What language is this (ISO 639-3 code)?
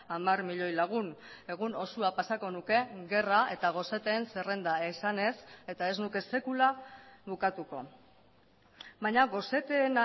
eus